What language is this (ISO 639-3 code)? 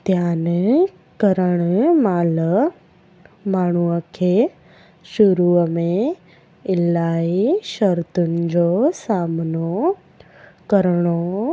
snd